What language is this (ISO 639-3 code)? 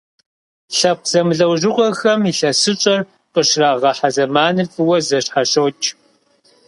kbd